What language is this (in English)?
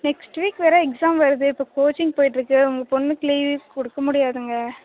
Tamil